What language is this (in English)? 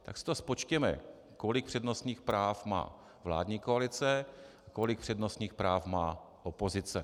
Czech